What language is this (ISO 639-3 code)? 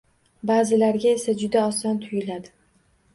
uzb